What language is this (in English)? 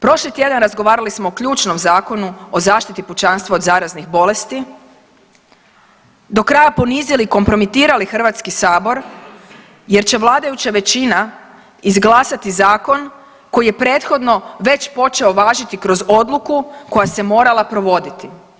Croatian